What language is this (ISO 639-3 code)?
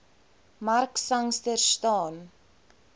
afr